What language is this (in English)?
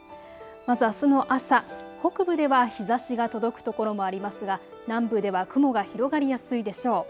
Japanese